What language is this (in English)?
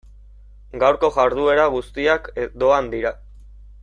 Basque